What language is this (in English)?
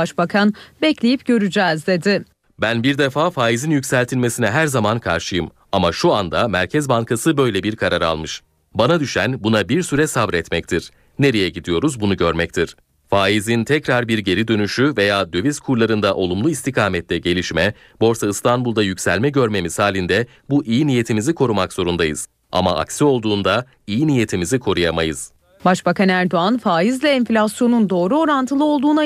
Turkish